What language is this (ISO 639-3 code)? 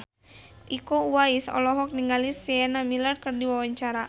sun